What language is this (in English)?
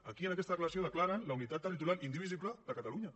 Catalan